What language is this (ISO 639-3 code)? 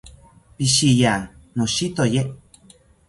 cpy